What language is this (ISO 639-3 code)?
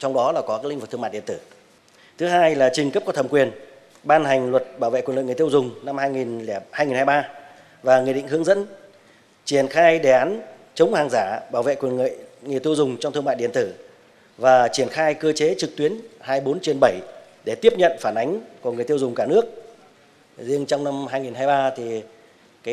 vie